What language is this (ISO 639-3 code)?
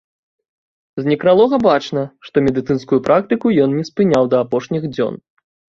bel